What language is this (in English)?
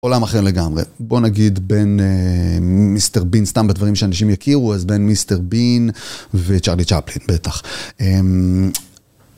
Hebrew